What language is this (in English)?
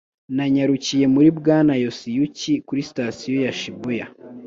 Kinyarwanda